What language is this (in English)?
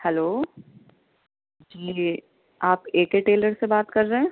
Urdu